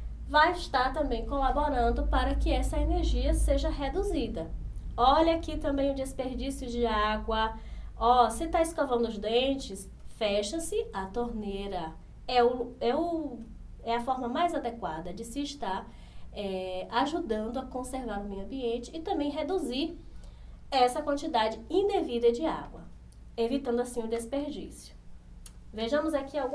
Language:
Portuguese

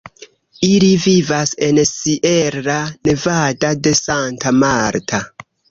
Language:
Esperanto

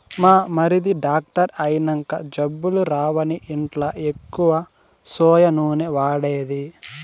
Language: Telugu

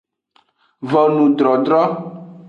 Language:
Aja (Benin)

